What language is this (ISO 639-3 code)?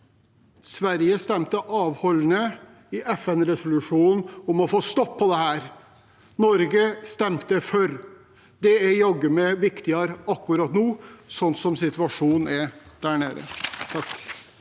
nor